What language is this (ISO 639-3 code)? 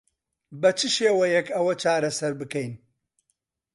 ckb